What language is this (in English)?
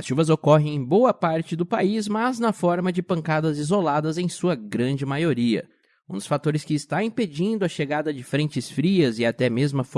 Portuguese